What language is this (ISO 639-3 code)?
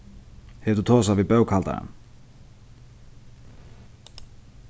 fao